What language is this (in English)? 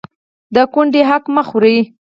Pashto